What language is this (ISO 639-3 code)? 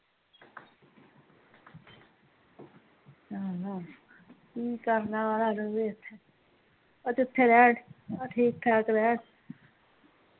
pan